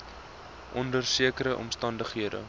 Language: Afrikaans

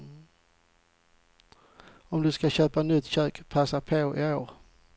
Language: Swedish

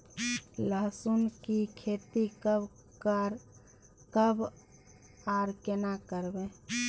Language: Maithili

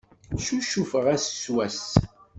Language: Kabyle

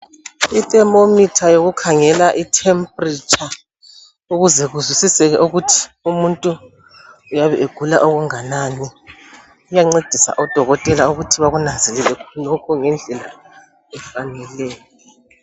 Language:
North Ndebele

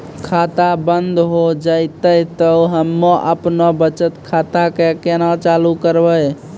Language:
Maithili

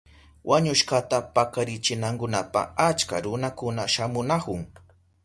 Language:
Southern Pastaza Quechua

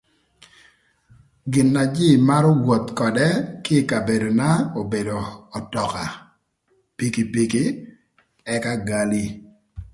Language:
Thur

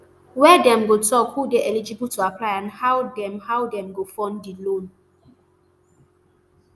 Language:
Nigerian Pidgin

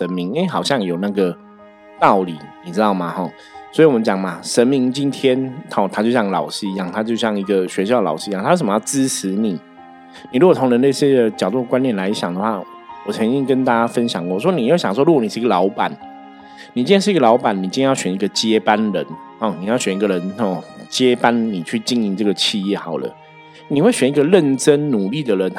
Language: Chinese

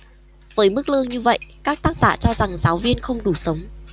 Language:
Vietnamese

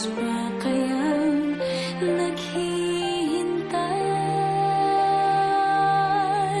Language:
Filipino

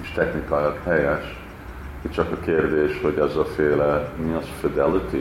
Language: Hungarian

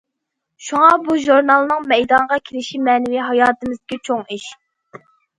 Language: Uyghur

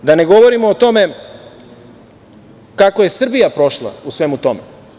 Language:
Serbian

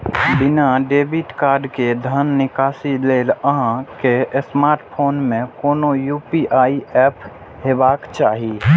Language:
Maithili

